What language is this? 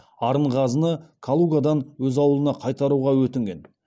Kazakh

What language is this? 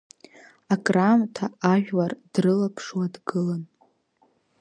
Abkhazian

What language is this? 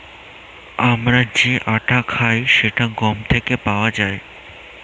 Bangla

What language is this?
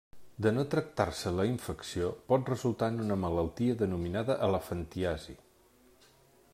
Catalan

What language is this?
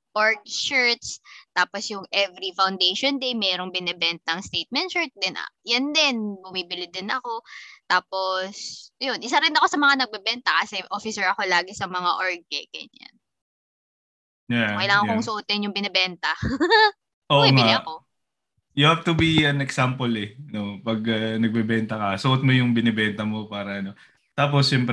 Filipino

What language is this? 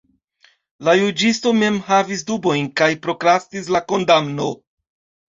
Esperanto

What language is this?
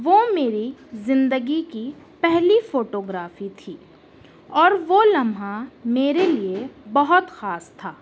Urdu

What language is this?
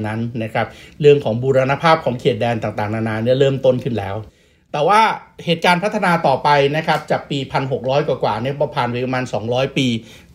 Thai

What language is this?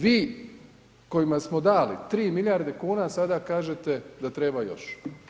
Croatian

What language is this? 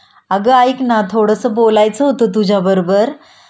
Marathi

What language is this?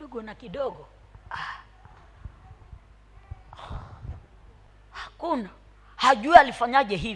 Swahili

